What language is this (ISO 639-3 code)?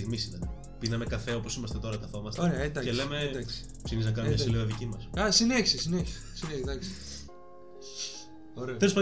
ell